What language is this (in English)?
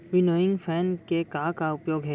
Chhattisgarhi